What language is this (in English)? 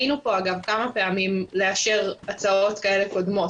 Hebrew